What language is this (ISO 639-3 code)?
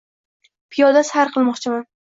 uzb